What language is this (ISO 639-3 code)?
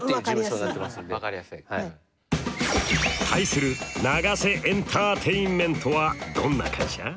jpn